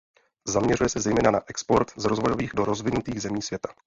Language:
Czech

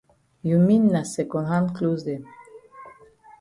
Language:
Cameroon Pidgin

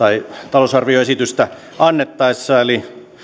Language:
Finnish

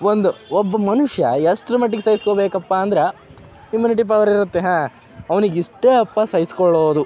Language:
Kannada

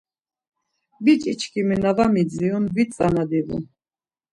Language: Laz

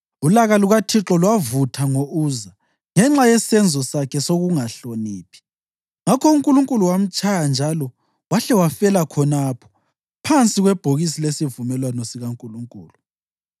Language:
North Ndebele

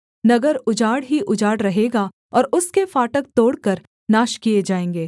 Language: Hindi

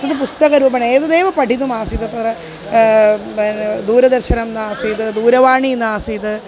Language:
Sanskrit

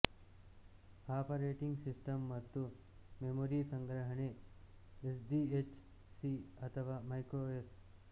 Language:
Kannada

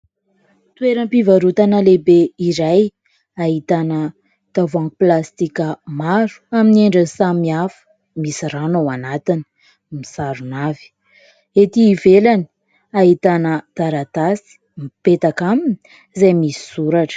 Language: Malagasy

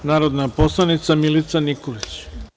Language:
Serbian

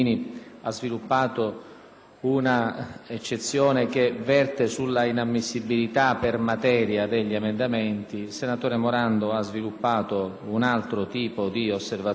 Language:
Italian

